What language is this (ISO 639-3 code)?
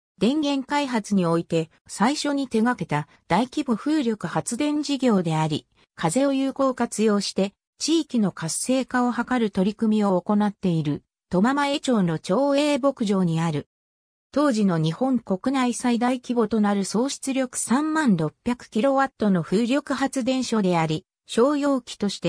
jpn